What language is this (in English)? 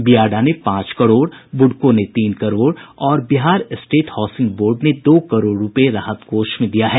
Hindi